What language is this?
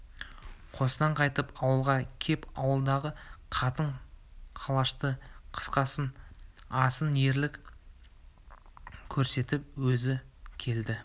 Kazakh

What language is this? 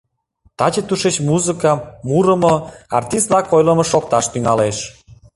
Mari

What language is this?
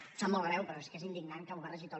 Catalan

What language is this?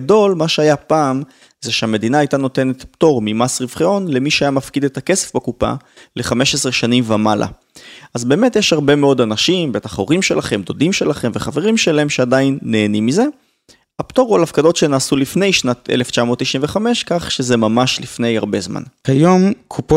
Hebrew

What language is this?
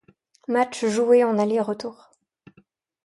French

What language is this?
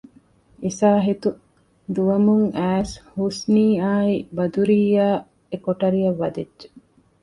Divehi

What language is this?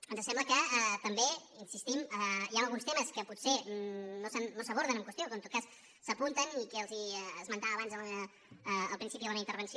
Catalan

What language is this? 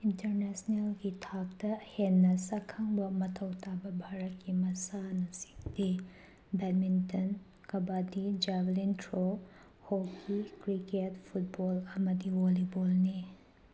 Manipuri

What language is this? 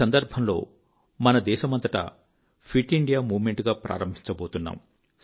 Telugu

